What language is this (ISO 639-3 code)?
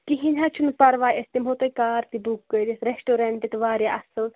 kas